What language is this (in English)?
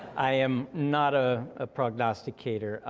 English